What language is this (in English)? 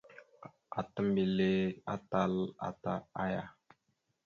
Mada (Cameroon)